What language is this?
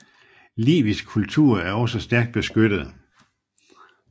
Danish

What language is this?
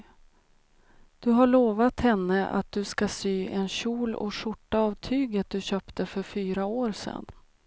Swedish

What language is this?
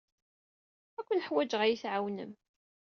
Kabyle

